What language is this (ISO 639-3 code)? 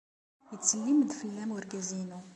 kab